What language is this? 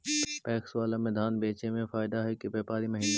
Magahi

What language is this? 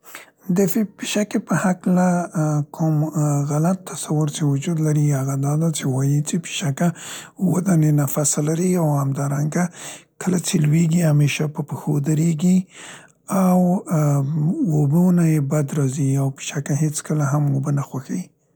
Central Pashto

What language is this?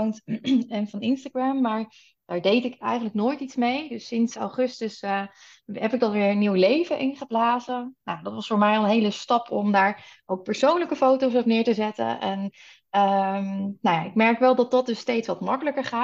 Dutch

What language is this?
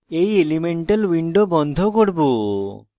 Bangla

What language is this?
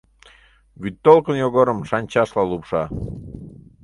Mari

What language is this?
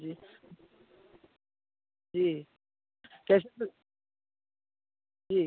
Hindi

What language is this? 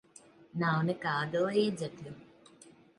Latvian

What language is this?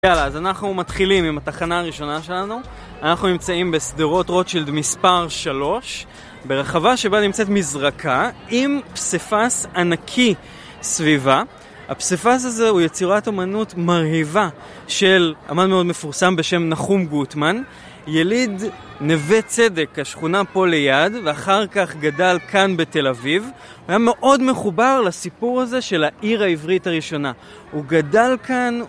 Hebrew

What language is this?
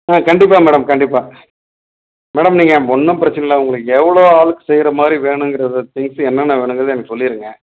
Tamil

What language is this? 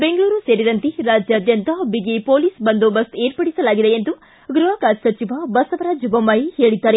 Kannada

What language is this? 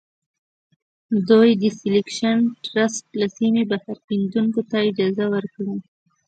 Pashto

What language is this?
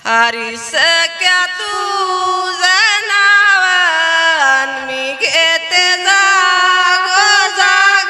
Marathi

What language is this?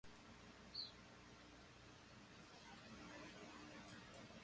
Portuguese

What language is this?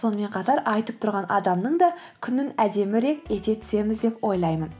Kazakh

